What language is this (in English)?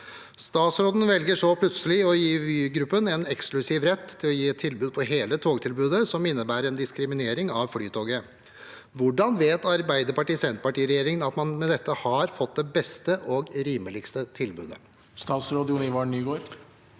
Norwegian